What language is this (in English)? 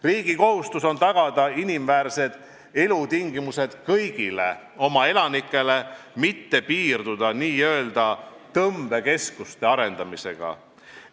Estonian